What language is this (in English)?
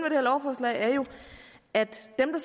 Danish